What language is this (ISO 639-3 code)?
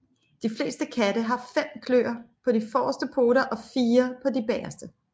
dan